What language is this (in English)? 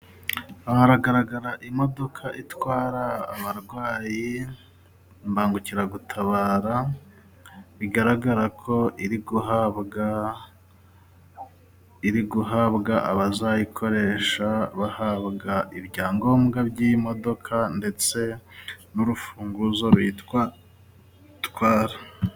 Kinyarwanda